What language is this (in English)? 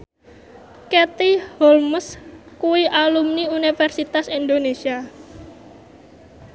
Javanese